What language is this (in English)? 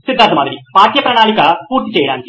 Telugu